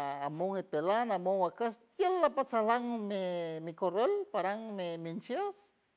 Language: San Francisco Del Mar Huave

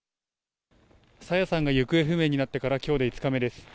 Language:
Japanese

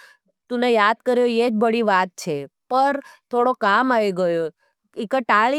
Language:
Nimadi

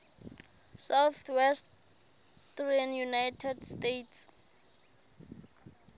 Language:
Southern Sotho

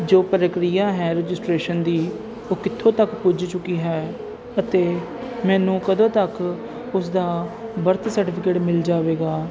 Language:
Punjabi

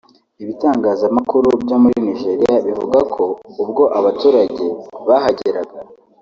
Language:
Kinyarwanda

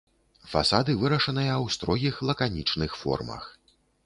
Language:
Belarusian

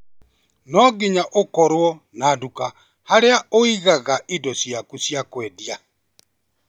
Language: Kikuyu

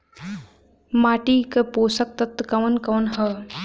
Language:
Bhojpuri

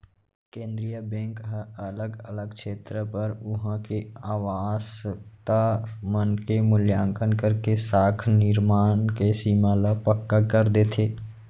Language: Chhattisgarhi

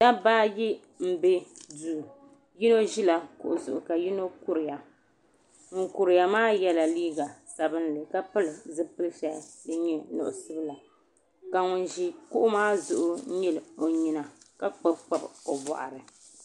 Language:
Dagbani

